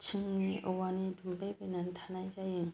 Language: Bodo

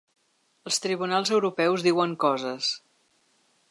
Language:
Catalan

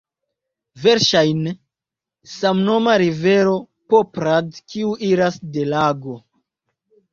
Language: Esperanto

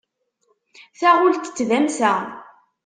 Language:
Kabyle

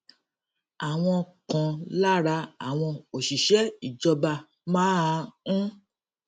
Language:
Yoruba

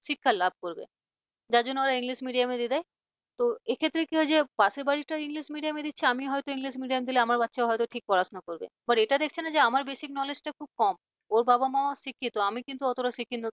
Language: Bangla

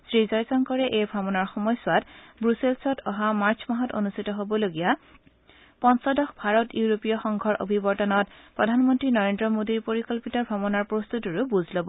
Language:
Assamese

